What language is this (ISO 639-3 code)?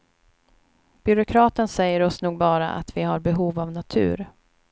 swe